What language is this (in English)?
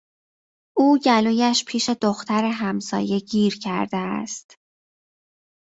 Persian